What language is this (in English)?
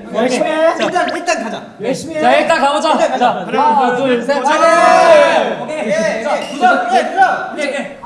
Korean